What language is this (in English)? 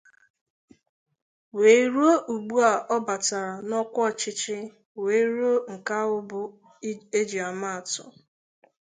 Igbo